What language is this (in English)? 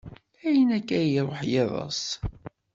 Kabyle